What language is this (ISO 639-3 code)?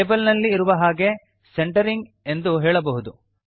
kan